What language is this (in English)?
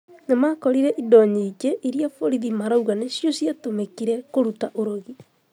Kikuyu